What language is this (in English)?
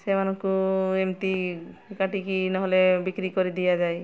Odia